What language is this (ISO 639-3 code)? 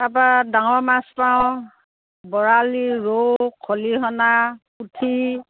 asm